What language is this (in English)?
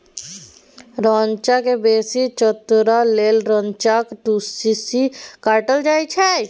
Maithili